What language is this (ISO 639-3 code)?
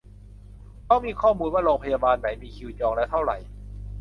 tha